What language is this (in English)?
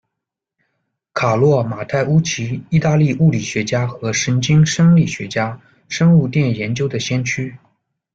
Chinese